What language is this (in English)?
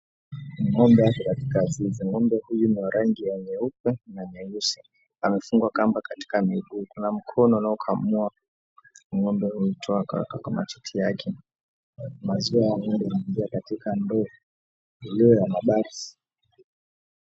Swahili